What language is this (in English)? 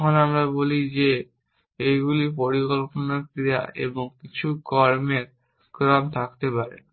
Bangla